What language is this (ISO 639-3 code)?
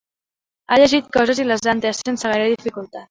cat